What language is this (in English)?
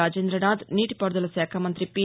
Telugu